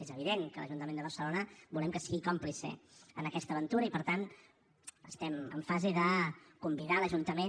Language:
Catalan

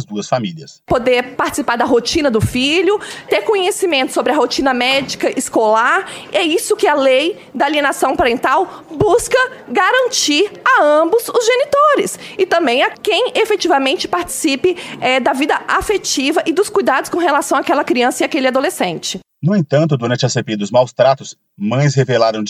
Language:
Portuguese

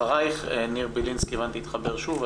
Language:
Hebrew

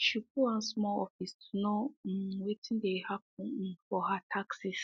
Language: Nigerian Pidgin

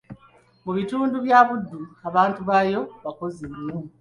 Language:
Ganda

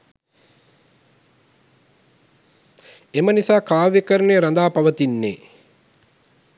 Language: Sinhala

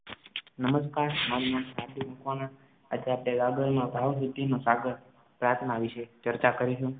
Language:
Gujarati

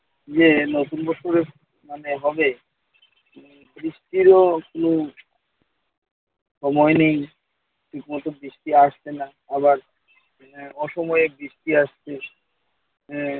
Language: Bangla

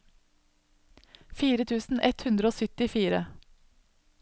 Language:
Norwegian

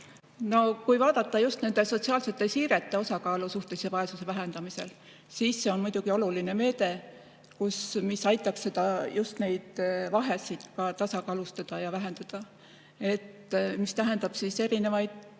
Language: Estonian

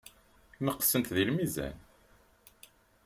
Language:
Kabyle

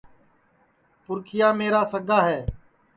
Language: Sansi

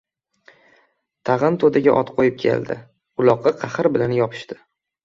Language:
Uzbek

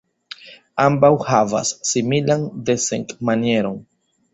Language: Esperanto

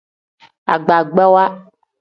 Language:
Tem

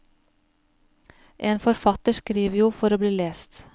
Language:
Norwegian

